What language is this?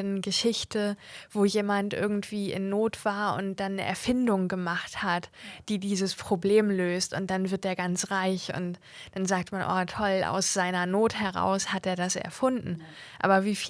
German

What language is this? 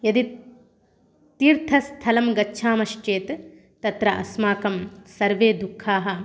Sanskrit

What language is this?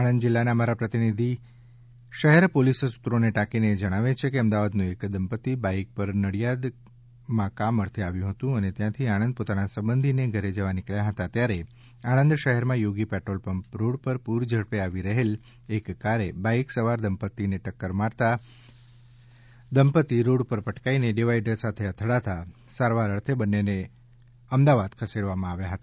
Gujarati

